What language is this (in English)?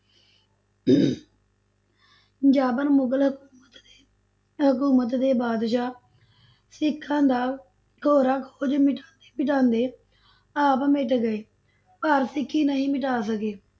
Punjabi